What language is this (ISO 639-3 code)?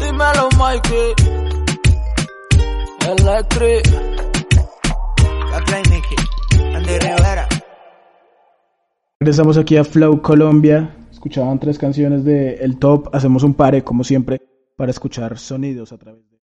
spa